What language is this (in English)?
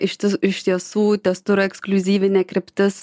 Lithuanian